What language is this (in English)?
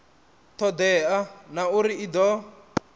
Venda